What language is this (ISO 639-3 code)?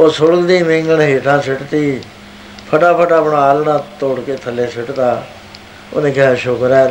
pan